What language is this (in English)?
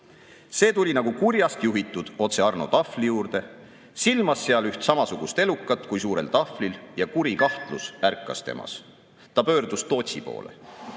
Estonian